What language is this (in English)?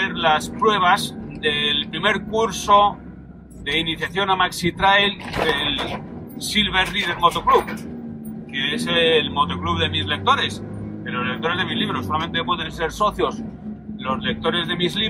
Spanish